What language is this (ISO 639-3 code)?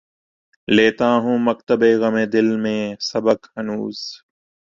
urd